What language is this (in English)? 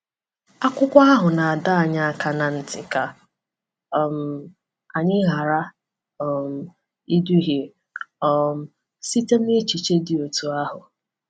Igbo